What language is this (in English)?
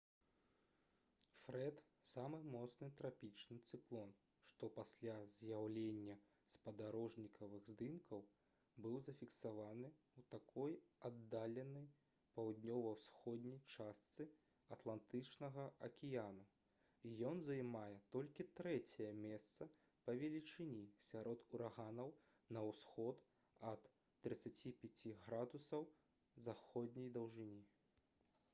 Belarusian